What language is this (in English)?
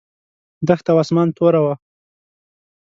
Pashto